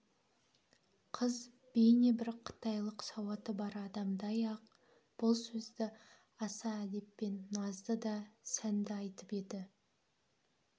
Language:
Kazakh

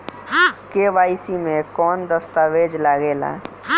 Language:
Bhojpuri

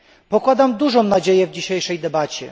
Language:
Polish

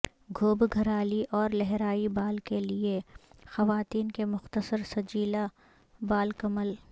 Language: Urdu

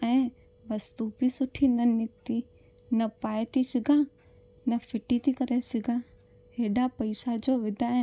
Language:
Sindhi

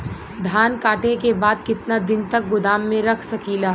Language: Bhojpuri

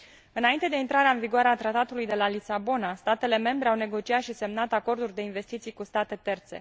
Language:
Romanian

